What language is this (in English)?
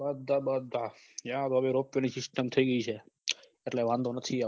Gujarati